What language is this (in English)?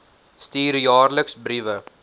Afrikaans